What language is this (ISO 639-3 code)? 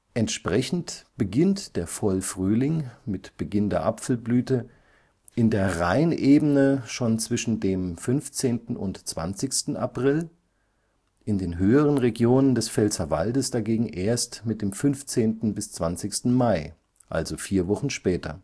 deu